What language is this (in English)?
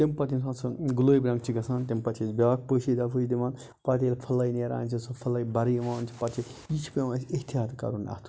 Kashmiri